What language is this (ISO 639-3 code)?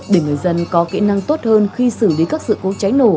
vie